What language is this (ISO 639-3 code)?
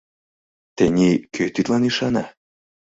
chm